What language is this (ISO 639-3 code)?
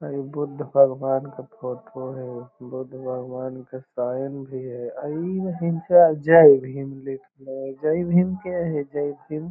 mag